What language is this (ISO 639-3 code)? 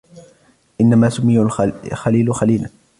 ara